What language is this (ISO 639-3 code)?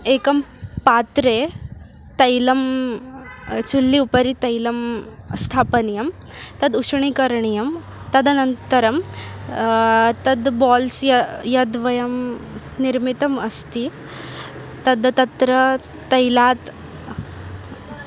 san